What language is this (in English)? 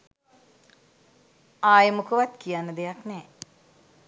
Sinhala